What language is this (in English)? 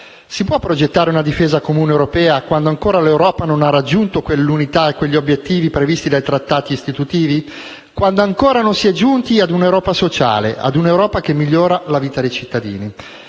Italian